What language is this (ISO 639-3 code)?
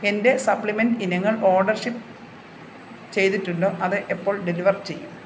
mal